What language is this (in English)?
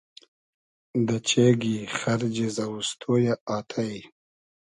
Hazaragi